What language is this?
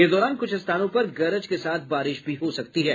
Hindi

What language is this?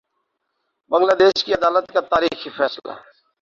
Urdu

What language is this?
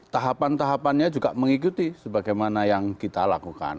Indonesian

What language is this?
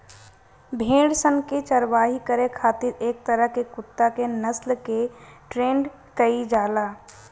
Bhojpuri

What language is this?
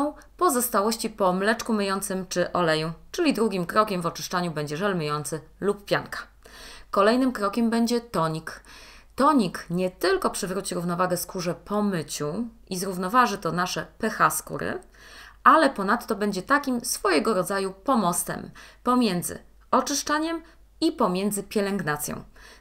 Polish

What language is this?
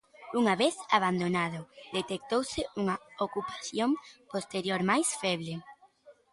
Galician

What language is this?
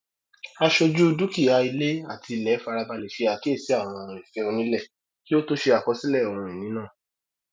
Yoruba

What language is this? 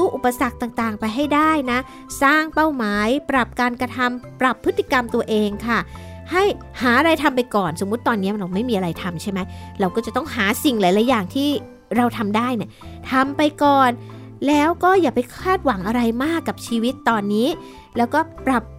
Thai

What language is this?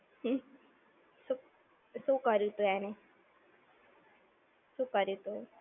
Gujarati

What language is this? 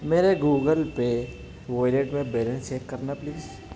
Urdu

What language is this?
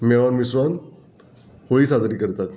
Konkani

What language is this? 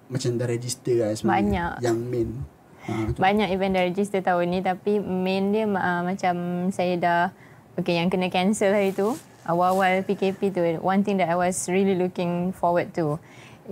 Malay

